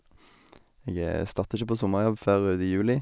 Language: Norwegian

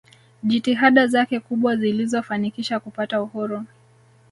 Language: Swahili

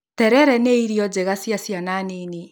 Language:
Kikuyu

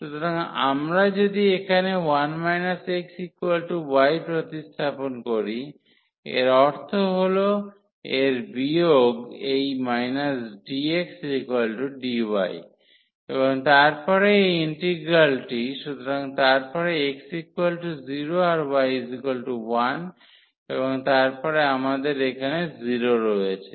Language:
Bangla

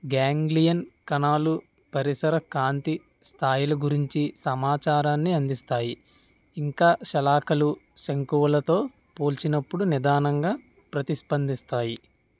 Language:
Telugu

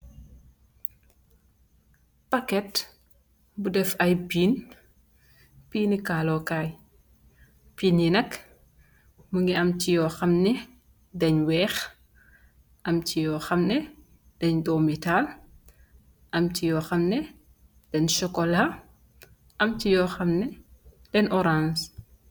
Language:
Wolof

